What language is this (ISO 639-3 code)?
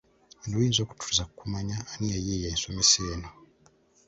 lug